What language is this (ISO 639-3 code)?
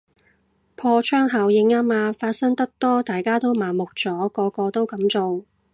yue